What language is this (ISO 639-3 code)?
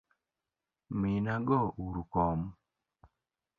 luo